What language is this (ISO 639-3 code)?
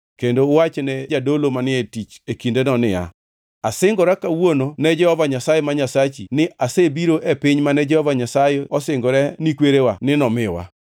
luo